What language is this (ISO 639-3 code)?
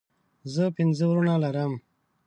pus